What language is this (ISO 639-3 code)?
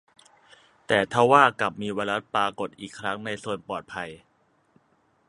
tha